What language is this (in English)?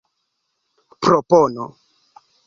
Esperanto